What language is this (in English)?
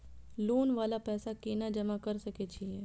Maithili